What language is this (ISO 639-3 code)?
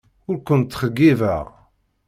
kab